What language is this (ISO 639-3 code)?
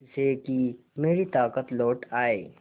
hin